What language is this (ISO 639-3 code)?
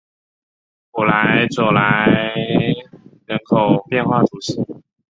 zho